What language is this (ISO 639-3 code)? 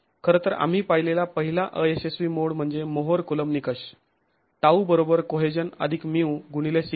mar